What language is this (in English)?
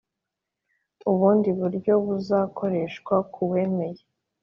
Kinyarwanda